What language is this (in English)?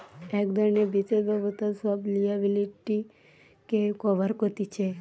Bangla